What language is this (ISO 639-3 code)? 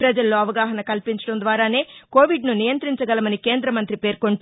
tel